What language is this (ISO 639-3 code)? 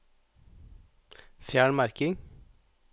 nor